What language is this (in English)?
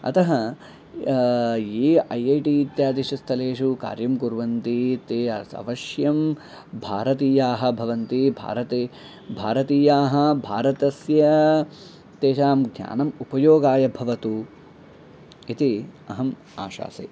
Sanskrit